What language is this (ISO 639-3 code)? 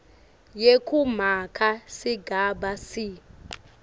ssw